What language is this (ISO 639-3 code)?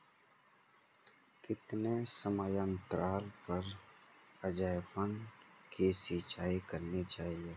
hin